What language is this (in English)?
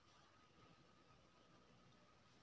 Maithili